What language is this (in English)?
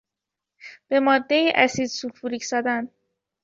Persian